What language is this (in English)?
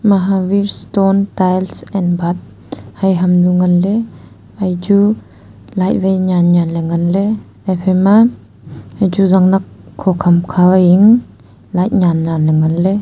Wancho Naga